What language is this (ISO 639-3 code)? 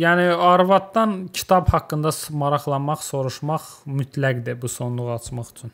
tur